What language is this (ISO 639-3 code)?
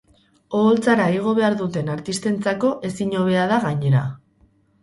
eus